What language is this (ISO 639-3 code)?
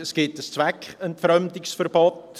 gsw